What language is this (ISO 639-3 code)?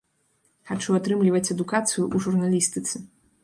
bel